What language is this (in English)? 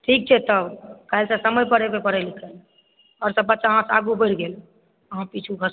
Maithili